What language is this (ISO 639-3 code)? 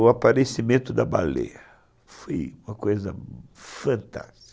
por